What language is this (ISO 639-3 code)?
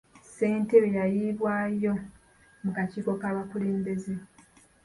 lug